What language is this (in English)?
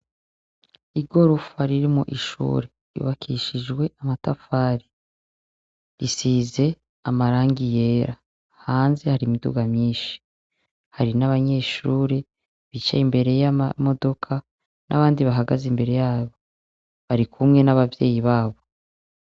Rundi